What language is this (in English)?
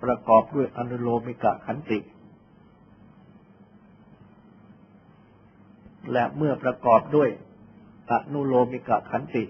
Thai